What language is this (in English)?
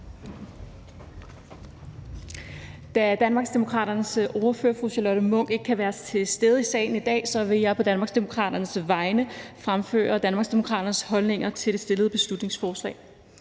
Danish